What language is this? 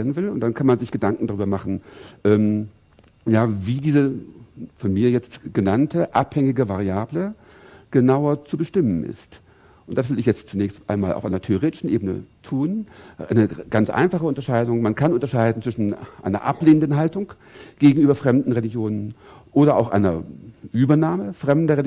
German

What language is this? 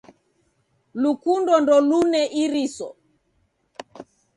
Taita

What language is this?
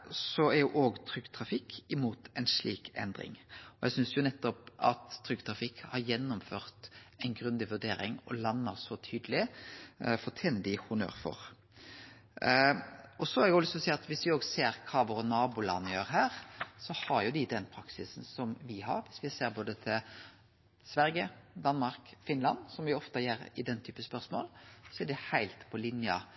Norwegian Nynorsk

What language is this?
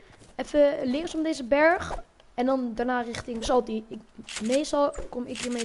Dutch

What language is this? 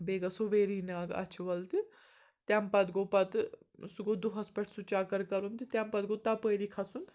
Kashmiri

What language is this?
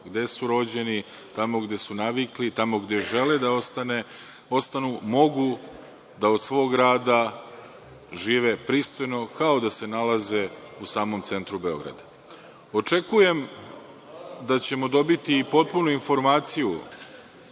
Serbian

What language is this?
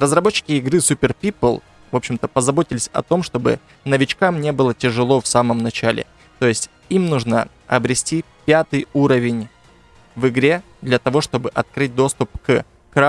Russian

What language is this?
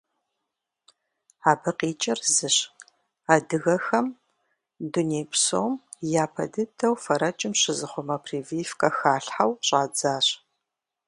Kabardian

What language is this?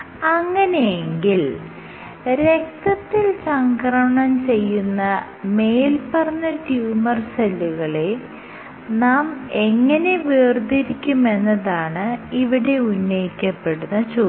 Malayalam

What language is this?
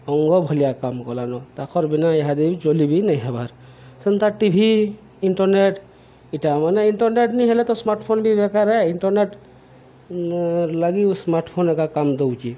Odia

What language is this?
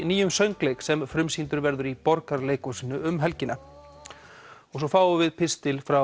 Icelandic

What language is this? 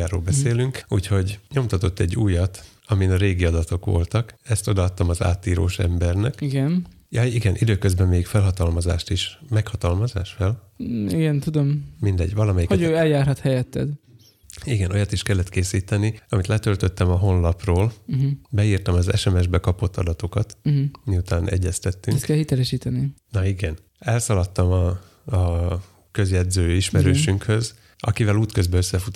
Hungarian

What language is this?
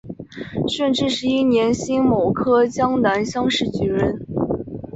Chinese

